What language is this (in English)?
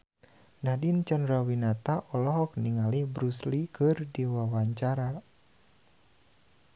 Sundanese